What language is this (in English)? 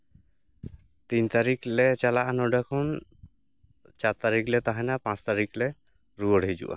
Santali